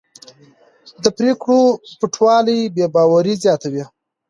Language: Pashto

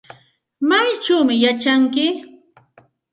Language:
Santa Ana de Tusi Pasco Quechua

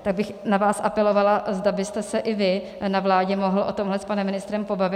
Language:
Czech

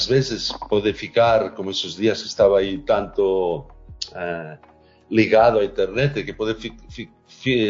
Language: Portuguese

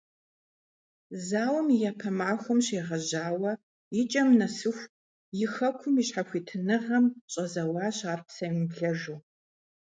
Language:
Kabardian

